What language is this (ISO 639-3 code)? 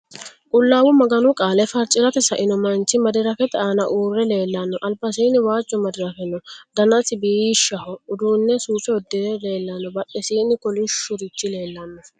sid